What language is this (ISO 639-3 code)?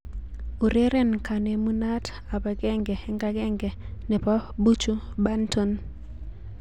kln